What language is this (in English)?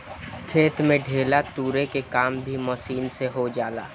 Bhojpuri